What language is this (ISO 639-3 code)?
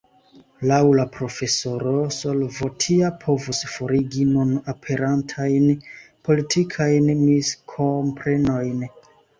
epo